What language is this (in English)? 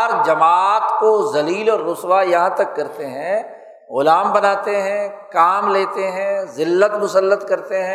Urdu